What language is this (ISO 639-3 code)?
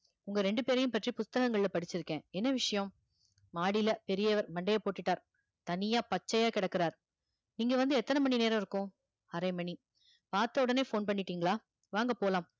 tam